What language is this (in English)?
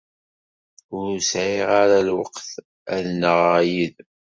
Kabyle